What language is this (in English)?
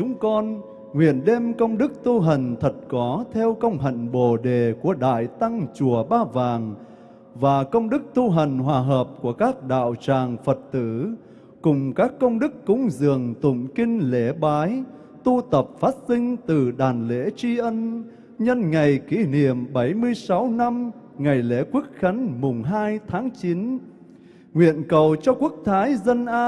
Vietnamese